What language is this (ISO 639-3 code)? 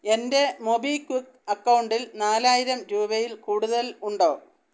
mal